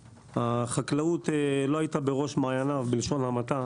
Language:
Hebrew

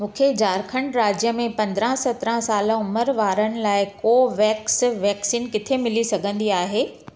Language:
Sindhi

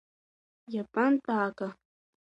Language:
Abkhazian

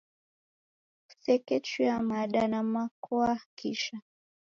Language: Taita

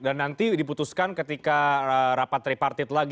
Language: Indonesian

